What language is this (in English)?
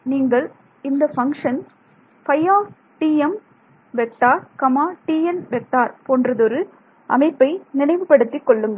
Tamil